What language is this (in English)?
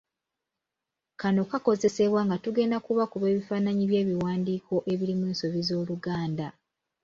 Ganda